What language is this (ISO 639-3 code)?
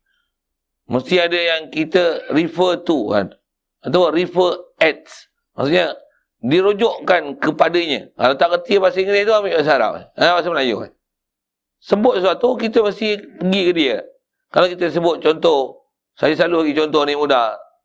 msa